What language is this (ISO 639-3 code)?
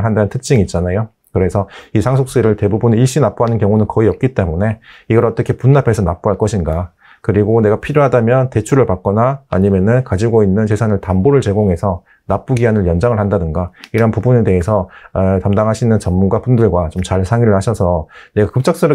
kor